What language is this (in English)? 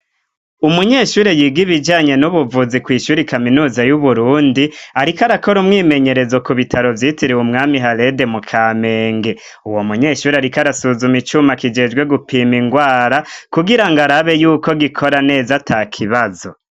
Rundi